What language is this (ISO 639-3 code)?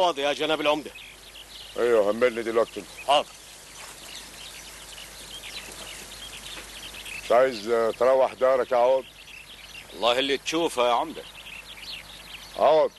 ara